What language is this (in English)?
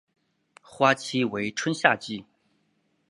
Chinese